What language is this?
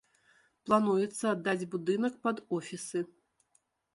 Belarusian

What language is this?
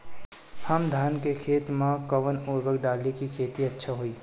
Bhojpuri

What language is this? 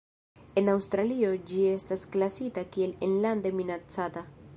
Esperanto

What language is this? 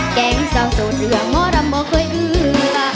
Thai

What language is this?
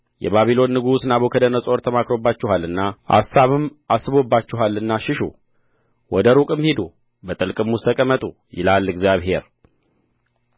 Amharic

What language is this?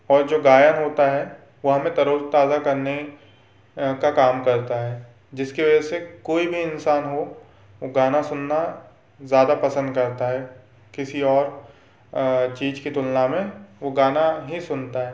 Hindi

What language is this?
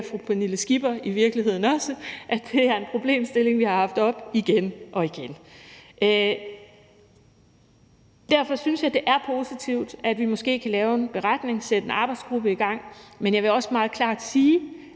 Danish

